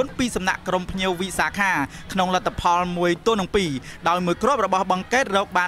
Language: Thai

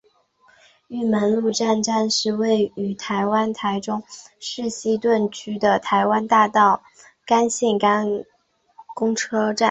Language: Chinese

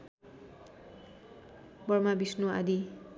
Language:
Nepali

